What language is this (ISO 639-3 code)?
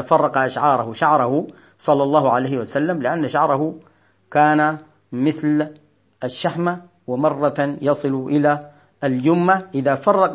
ara